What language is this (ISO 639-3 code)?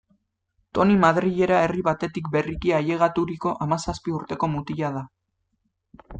eus